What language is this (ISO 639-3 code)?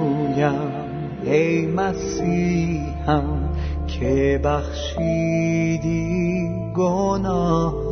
fas